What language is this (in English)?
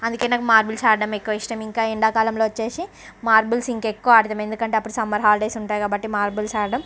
Telugu